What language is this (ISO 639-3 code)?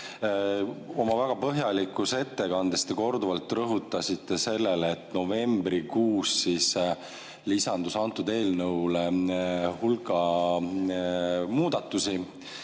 est